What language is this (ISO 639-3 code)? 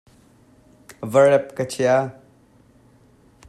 cnh